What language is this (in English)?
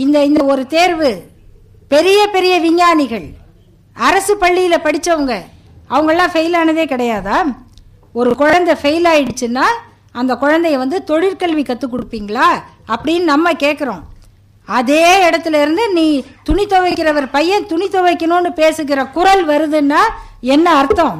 Tamil